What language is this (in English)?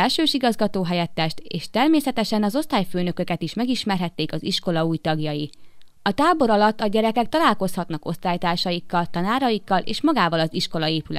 Hungarian